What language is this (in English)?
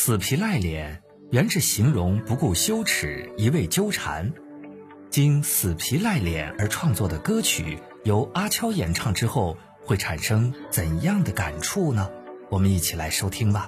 Chinese